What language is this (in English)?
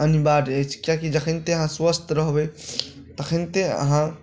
Maithili